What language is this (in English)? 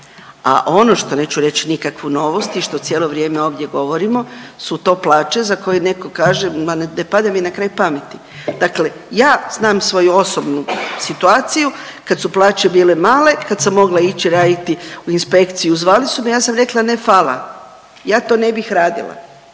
Croatian